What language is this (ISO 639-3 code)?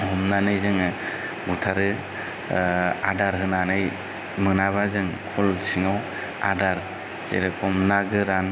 brx